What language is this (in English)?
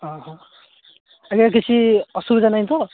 Odia